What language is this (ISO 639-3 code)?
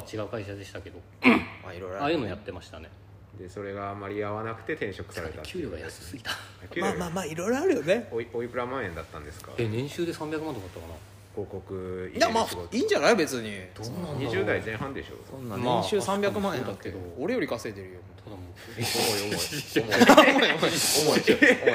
jpn